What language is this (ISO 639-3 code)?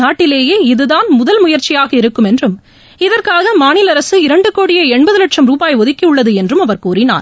tam